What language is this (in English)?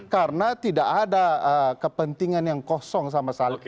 Indonesian